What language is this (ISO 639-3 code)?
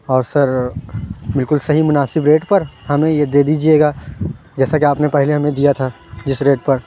urd